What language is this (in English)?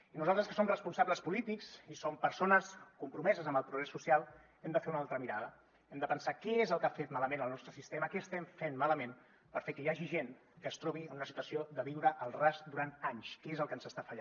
Catalan